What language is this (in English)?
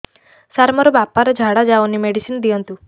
Odia